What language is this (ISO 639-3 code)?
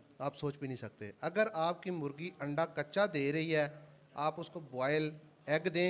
hin